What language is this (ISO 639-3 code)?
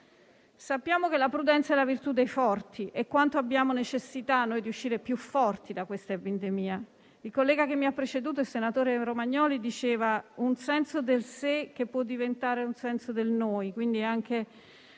ita